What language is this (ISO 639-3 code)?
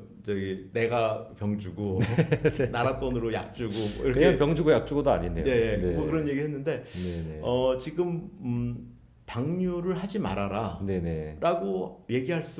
kor